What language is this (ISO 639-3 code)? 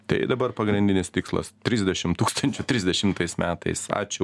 lit